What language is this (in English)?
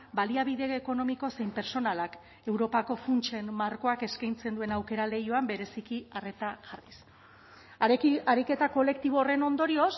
Basque